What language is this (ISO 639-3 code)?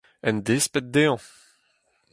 bre